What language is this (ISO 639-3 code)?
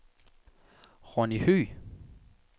dan